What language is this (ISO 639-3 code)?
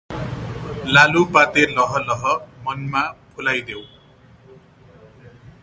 nep